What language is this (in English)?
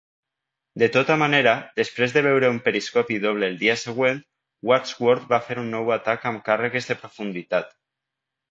Catalan